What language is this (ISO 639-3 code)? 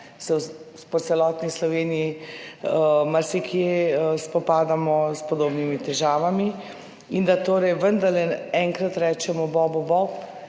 slv